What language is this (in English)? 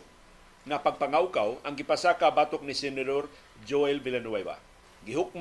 Filipino